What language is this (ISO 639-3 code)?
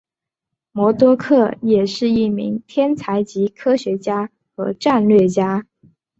zho